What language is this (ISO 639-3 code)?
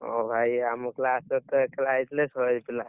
ori